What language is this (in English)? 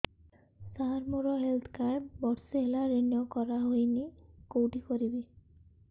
Odia